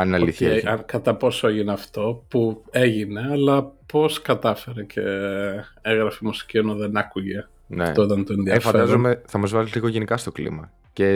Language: Greek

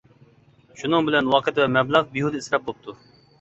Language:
Uyghur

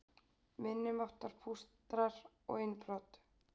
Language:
Icelandic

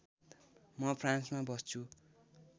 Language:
Nepali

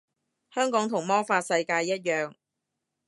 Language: Cantonese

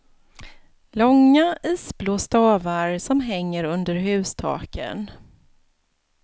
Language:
Swedish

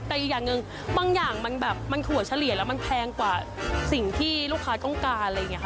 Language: Thai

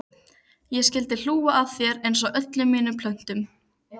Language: Icelandic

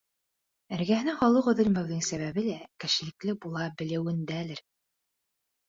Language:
Bashkir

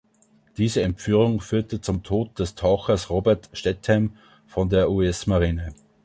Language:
German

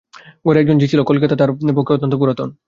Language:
Bangla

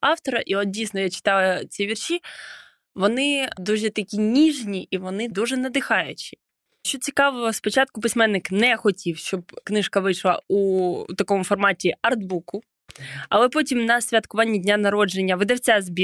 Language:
Ukrainian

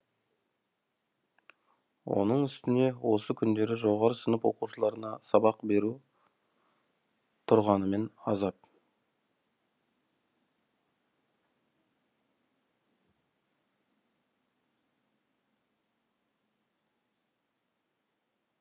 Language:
Kazakh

